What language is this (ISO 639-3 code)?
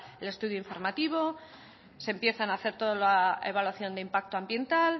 spa